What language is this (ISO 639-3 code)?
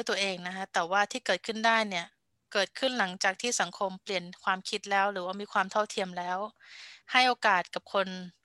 tha